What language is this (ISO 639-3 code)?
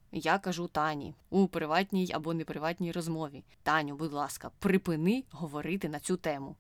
ukr